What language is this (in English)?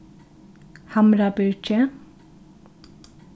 Faroese